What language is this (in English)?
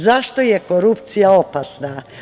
Serbian